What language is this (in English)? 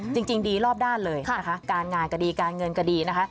Thai